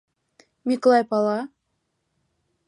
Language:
Mari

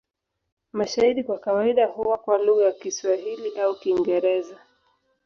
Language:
Swahili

